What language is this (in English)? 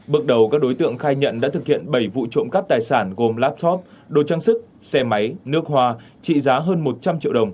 Vietnamese